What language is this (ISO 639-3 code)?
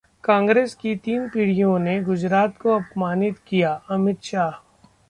hin